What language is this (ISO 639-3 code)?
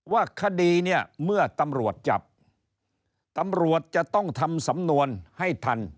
tha